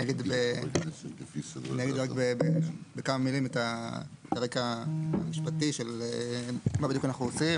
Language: Hebrew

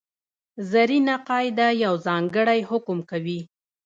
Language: Pashto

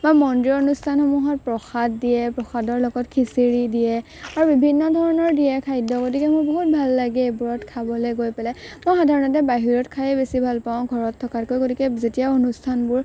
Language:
Assamese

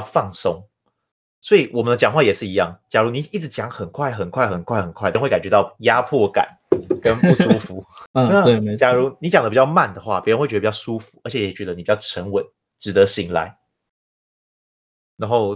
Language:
Chinese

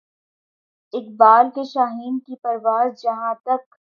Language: Urdu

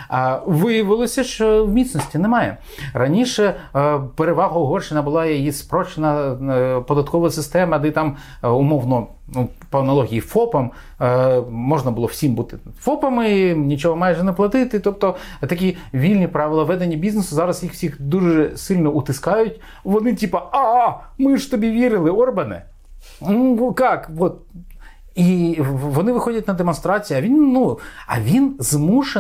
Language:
Ukrainian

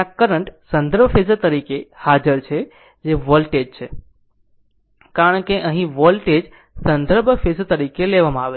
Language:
Gujarati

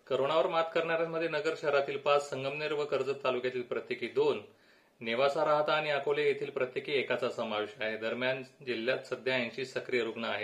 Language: Marathi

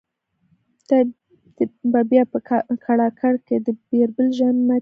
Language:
Pashto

